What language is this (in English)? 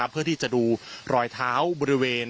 Thai